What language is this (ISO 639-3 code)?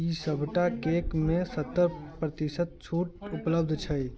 mai